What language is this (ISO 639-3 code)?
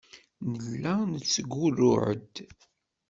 kab